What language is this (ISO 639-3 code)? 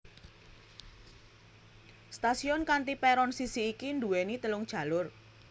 jav